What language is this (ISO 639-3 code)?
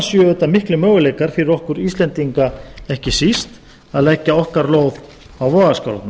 isl